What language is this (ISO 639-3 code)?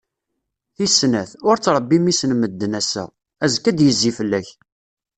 kab